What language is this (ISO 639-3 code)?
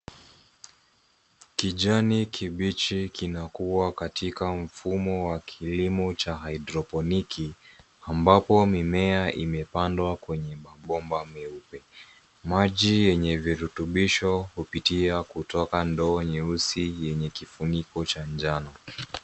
swa